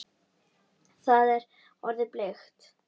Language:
Icelandic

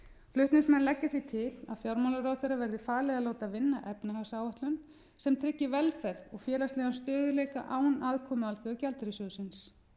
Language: Icelandic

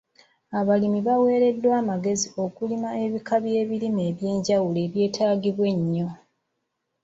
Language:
Ganda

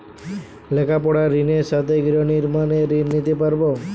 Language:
Bangla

